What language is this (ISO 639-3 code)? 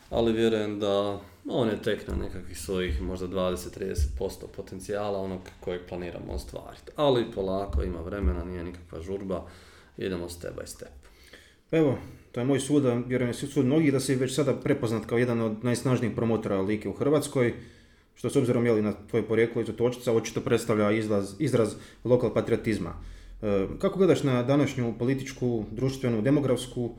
hrv